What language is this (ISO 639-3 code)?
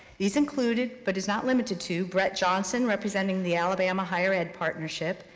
eng